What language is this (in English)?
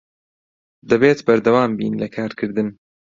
Central Kurdish